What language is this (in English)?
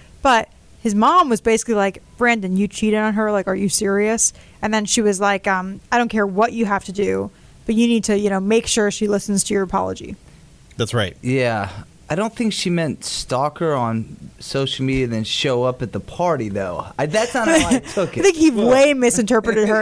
English